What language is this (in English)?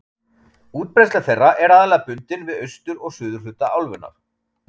Icelandic